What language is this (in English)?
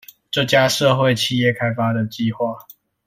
Chinese